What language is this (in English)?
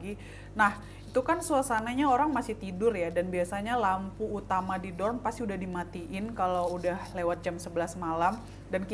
Indonesian